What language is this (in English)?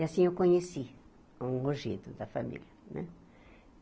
Portuguese